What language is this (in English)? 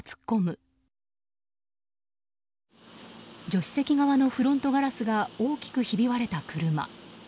Japanese